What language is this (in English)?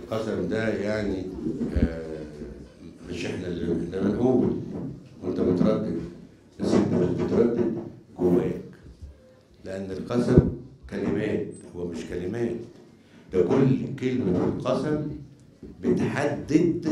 Arabic